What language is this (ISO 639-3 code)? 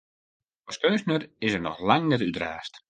fry